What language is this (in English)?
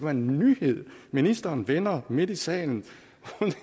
Danish